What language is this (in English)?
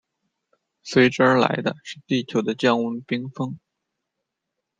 Chinese